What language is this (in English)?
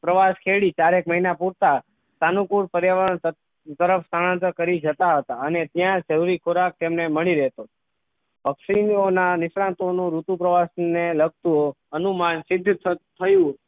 Gujarati